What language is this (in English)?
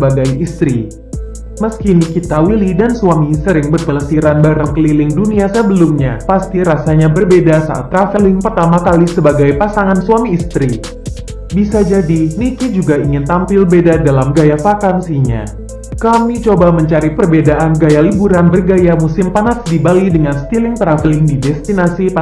Indonesian